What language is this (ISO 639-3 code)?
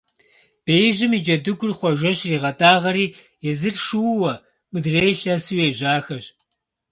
kbd